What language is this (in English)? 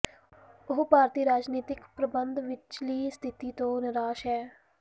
Punjabi